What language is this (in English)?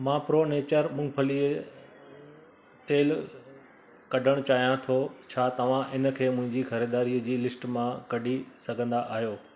Sindhi